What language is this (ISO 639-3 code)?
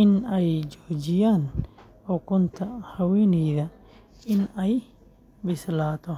som